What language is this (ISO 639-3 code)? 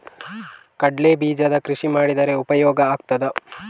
kan